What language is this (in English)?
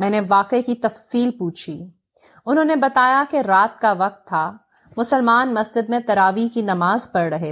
Urdu